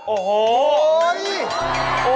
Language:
Thai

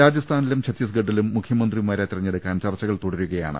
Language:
Malayalam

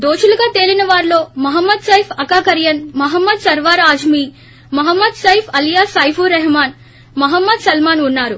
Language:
Telugu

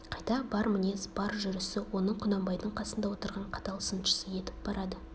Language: Kazakh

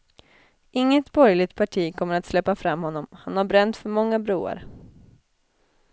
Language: Swedish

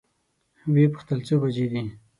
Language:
Pashto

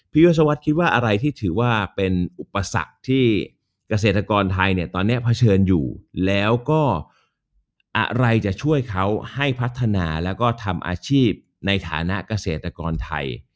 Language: Thai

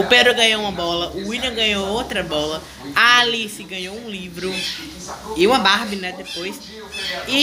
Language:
Portuguese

